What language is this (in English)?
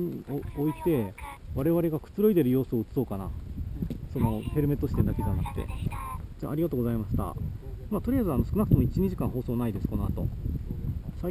Japanese